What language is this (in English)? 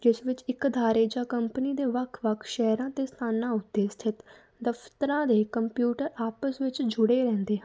Punjabi